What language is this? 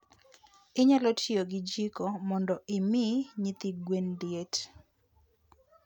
Luo (Kenya and Tanzania)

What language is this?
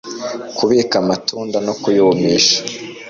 Kinyarwanda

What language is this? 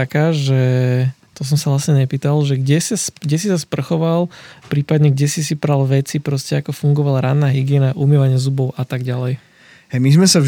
Slovak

